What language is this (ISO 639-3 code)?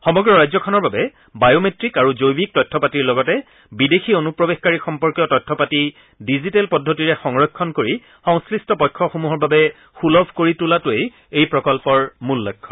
asm